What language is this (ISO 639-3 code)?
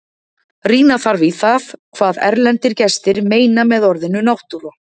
isl